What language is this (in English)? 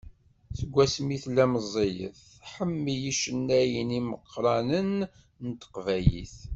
Kabyle